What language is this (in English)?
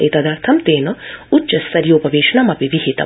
Sanskrit